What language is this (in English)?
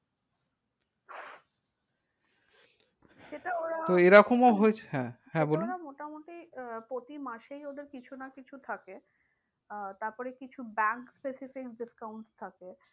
Bangla